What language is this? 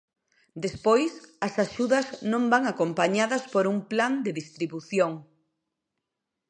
Galician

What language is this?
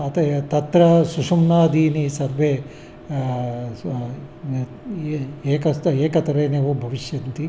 Sanskrit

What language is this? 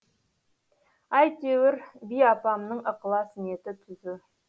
Kazakh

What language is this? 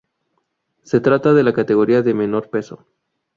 Spanish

